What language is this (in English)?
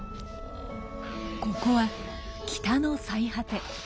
Japanese